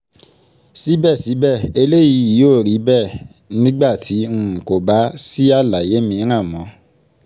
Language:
Yoruba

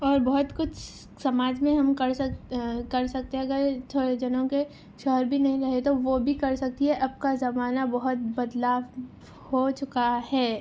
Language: Urdu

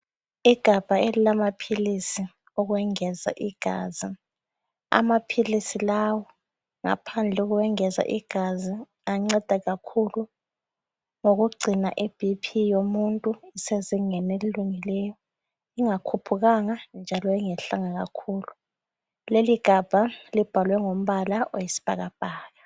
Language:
North Ndebele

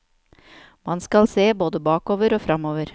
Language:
Norwegian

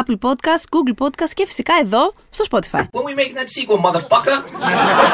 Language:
Greek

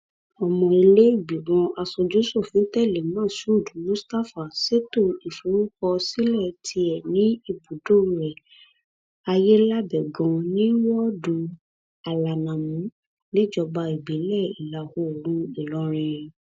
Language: Yoruba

